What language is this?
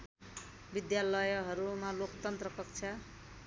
Nepali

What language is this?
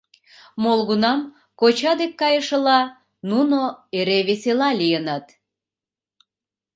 Mari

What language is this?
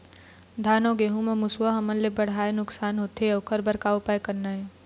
Chhattisgarhi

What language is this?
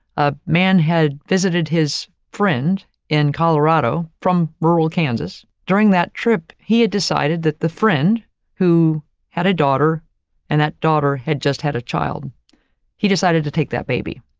English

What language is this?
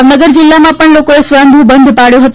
Gujarati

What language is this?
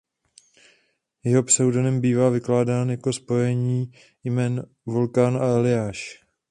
Czech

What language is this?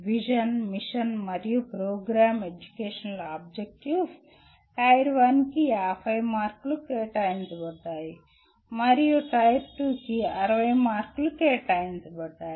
Telugu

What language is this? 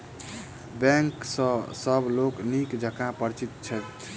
Maithili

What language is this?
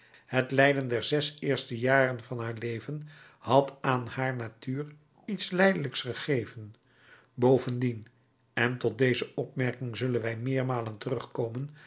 Dutch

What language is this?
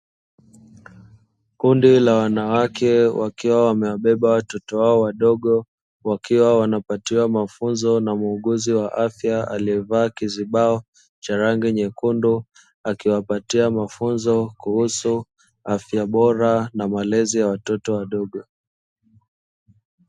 Swahili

